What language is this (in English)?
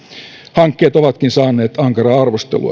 Finnish